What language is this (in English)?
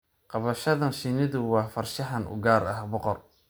Somali